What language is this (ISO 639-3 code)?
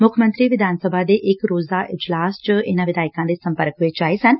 pan